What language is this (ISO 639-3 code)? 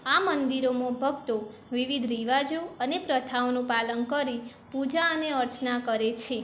guj